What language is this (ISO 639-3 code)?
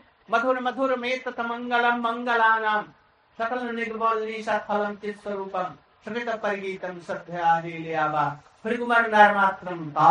hin